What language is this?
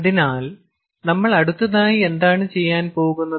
Malayalam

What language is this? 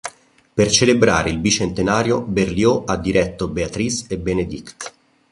Italian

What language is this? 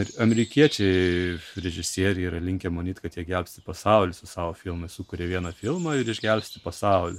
Lithuanian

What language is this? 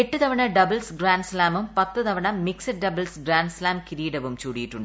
Malayalam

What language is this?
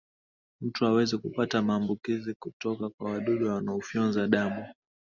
Swahili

